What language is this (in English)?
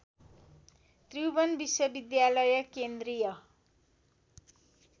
Nepali